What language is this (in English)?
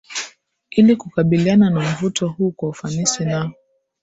Swahili